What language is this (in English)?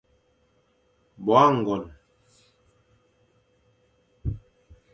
Fang